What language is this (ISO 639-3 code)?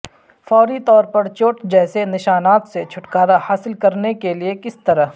urd